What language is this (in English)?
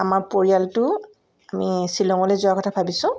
Assamese